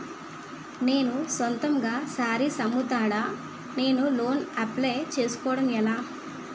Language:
Telugu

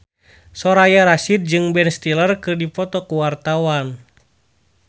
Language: Sundanese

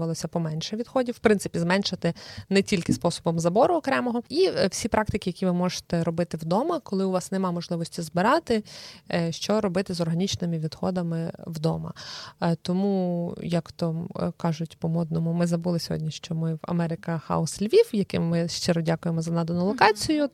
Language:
Ukrainian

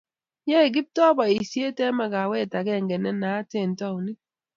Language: Kalenjin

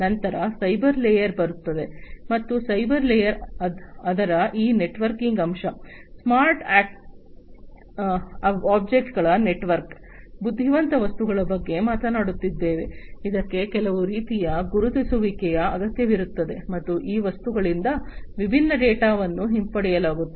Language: Kannada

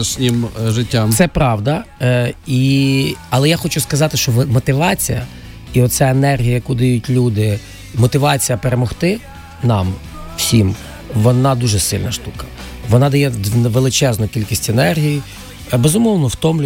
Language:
Ukrainian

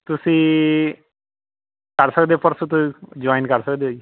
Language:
Punjabi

